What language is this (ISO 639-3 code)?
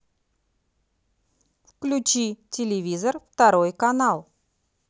rus